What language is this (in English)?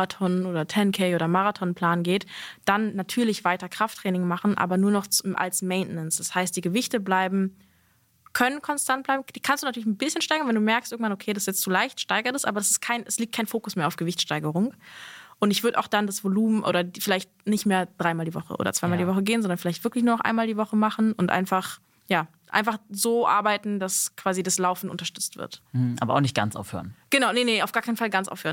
German